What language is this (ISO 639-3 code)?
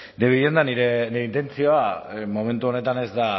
eus